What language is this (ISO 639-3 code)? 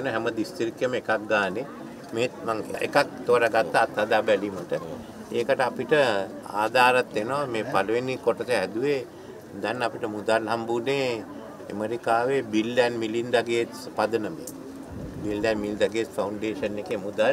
ind